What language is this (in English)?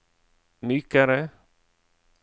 Norwegian